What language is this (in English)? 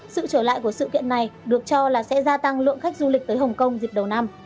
Vietnamese